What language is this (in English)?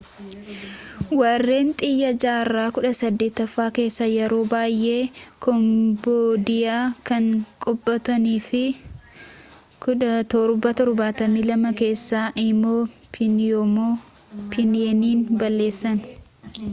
Oromo